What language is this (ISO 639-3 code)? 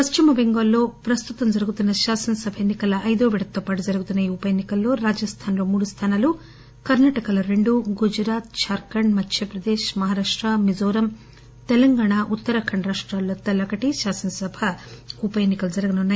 tel